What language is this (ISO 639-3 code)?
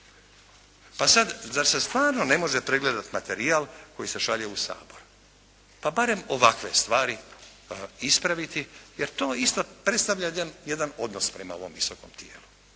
hrv